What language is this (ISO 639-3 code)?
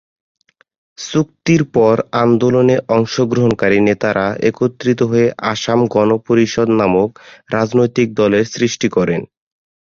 ben